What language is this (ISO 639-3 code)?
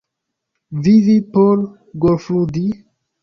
epo